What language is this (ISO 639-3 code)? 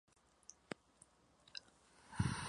spa